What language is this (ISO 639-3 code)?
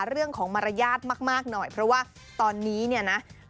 tha